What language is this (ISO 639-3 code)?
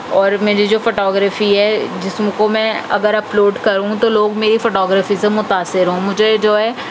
urd